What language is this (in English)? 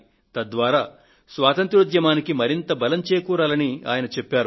Telugu